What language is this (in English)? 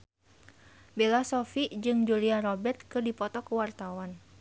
Sundanese